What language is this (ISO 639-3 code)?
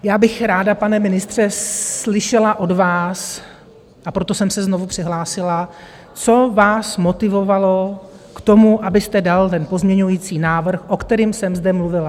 ces